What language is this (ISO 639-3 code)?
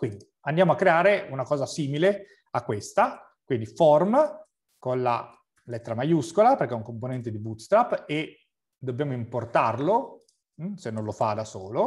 ita